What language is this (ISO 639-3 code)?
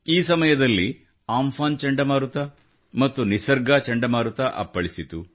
kan